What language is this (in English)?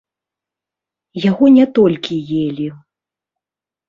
Belarusian